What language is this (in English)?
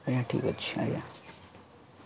Odia